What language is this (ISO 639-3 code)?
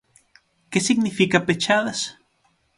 glg